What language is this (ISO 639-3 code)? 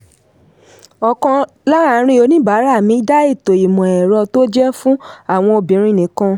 yor